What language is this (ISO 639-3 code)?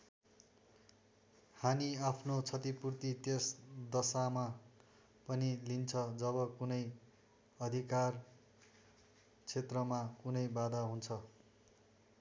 nep